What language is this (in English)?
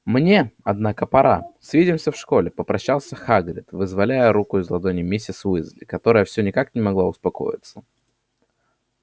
Russian